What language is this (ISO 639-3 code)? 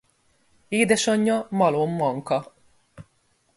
hun